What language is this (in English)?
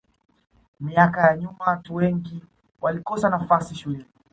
Swahili